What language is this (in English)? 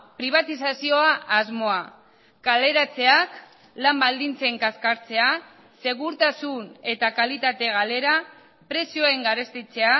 Basque